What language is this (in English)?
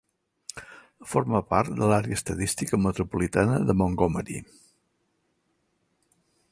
Catalan